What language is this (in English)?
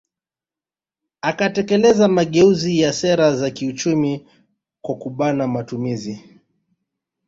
Swahili